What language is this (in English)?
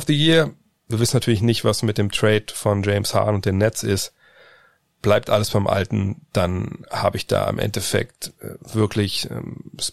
German